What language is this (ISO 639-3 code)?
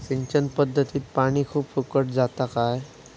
mar